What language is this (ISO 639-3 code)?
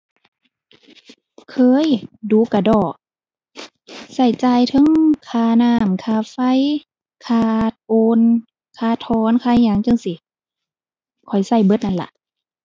tha